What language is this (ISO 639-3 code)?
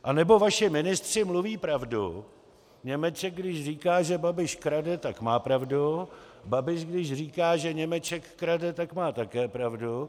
ces